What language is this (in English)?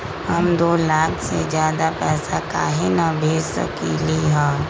Magahi